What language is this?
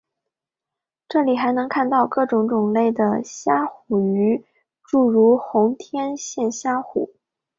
Chinese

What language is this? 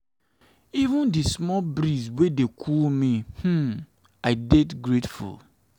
Nigerian Pidgin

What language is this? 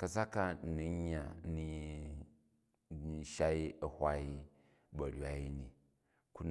Jju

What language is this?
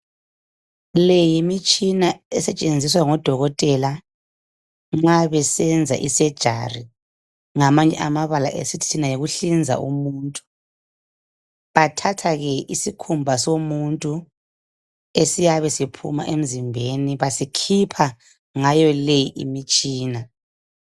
North Ndebele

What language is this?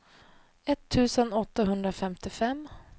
Swedish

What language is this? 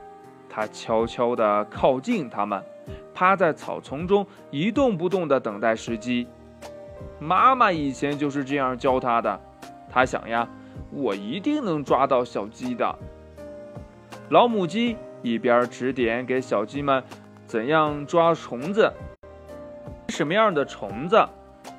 Chinese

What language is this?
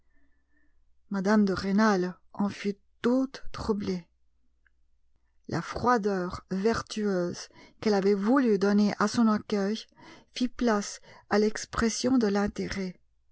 French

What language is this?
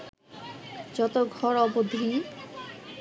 Bangla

